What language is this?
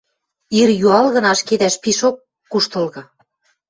Western Mari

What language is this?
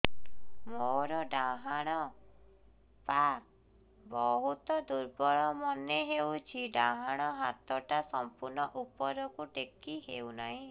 Odia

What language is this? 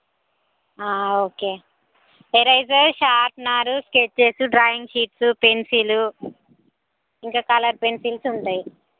Telugu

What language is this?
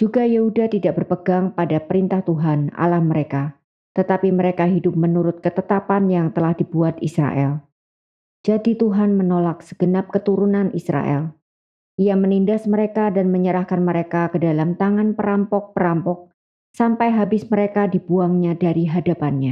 Indonesian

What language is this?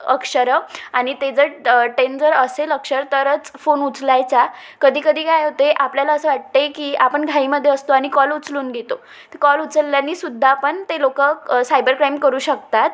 Marathi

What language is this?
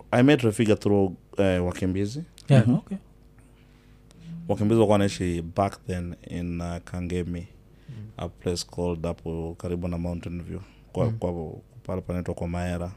Swahili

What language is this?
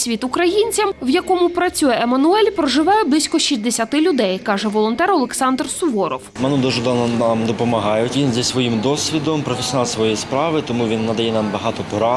Ukrainian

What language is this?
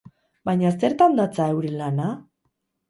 Basque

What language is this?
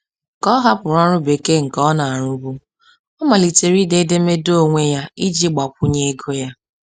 Igbo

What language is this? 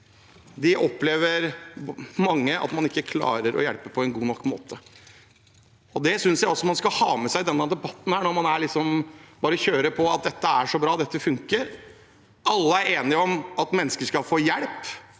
Norwegian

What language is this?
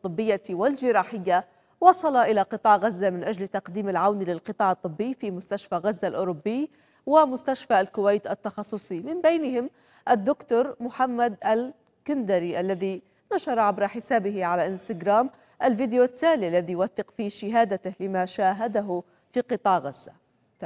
Arabic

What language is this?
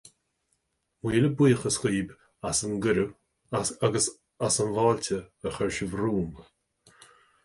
Irish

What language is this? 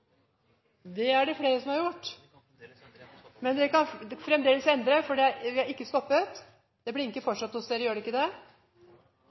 Norwegian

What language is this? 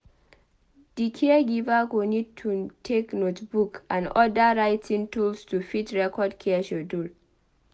Nigerian Pidgin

